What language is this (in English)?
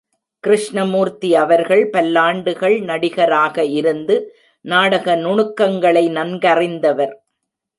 Tamil